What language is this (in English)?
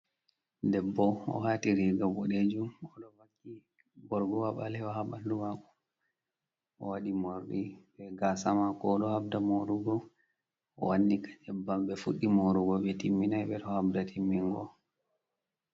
Fula